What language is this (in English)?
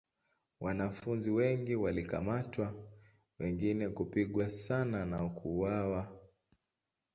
Swahili